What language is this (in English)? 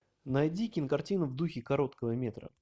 Russian